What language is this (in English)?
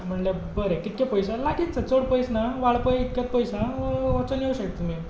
Konkani